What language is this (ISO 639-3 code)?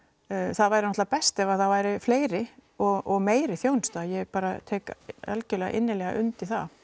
isl